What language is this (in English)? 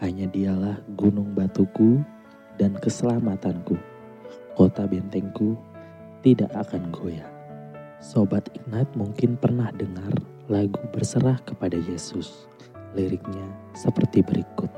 Indonesian